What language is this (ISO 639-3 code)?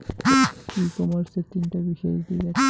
ben